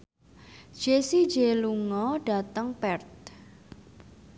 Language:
Javanese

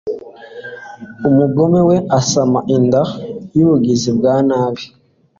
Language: Kinyarwanda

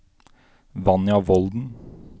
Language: Norwegian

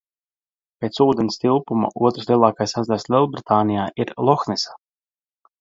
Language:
Latvian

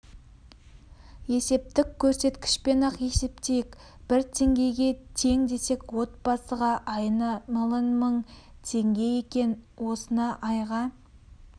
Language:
Kazakh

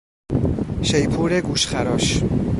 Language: Persian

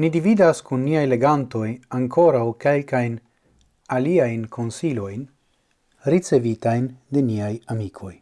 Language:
Italian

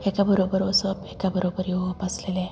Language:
Konkani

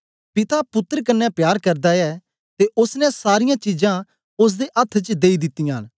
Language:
Dogri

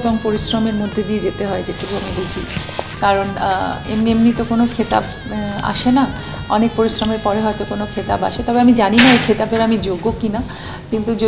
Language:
Romanian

